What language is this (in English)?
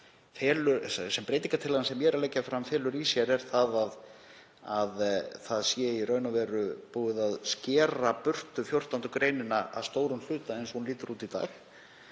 Icelandic